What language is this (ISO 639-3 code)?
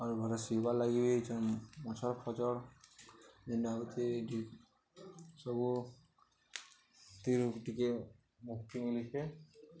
ori